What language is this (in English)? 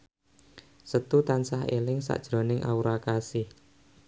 Javanese